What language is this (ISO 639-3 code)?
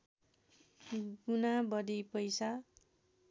nep